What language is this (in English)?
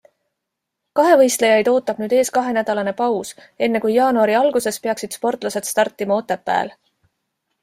Estonian